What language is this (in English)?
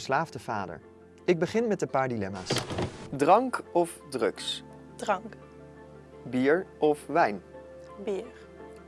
Dutch